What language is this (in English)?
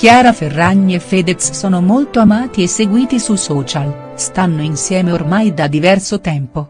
Italian